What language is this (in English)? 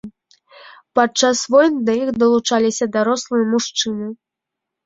Belarusian